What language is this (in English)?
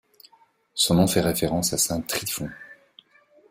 French